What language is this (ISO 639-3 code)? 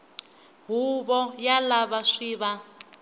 tso